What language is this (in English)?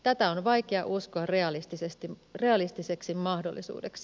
Finnish